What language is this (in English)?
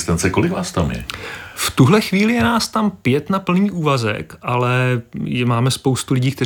Czech